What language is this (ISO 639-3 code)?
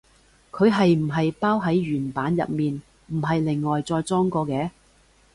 yue